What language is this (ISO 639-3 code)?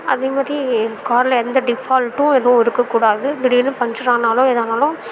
tam